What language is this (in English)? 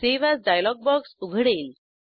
Marathi